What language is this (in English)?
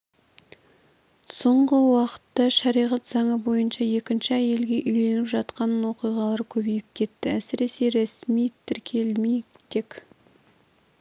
Kazakh